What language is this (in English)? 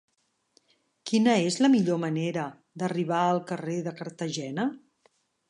Catalan